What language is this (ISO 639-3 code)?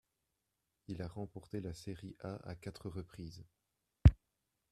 fra